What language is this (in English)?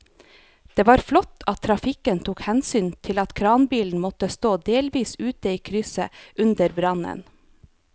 Norwegian